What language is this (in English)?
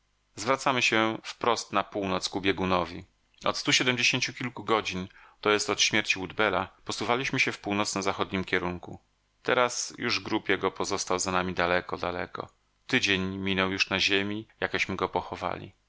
Polish